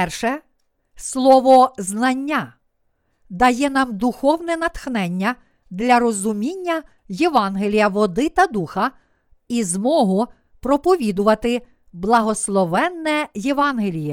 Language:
Ukrainian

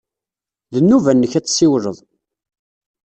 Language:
Kabyle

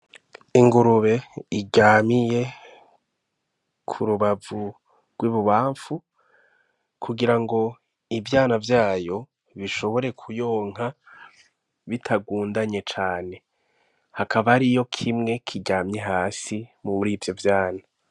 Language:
Rundi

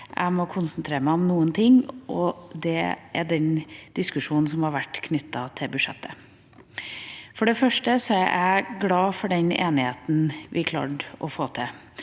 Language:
Norwegian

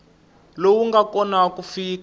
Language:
Tsonga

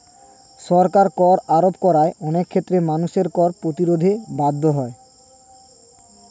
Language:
Bangla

